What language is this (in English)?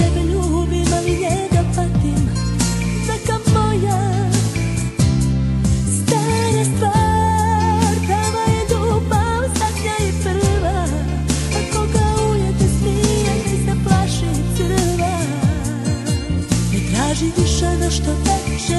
Polish